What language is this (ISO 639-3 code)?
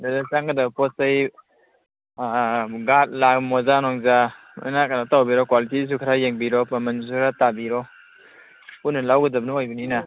mni